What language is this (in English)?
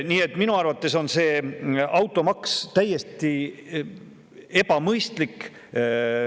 Estonian